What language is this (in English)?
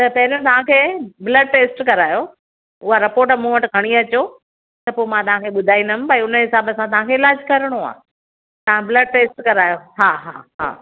Sindhi